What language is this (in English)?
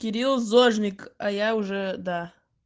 Russian